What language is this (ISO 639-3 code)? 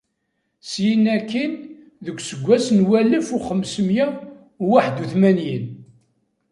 kab